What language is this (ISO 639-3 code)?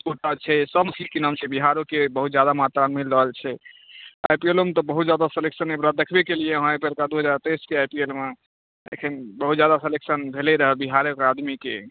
mai